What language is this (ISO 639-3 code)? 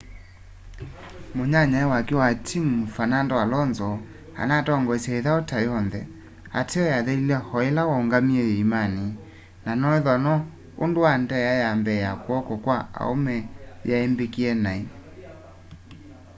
kam